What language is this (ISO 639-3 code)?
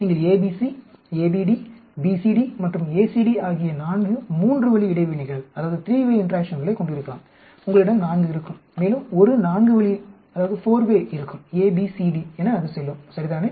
tam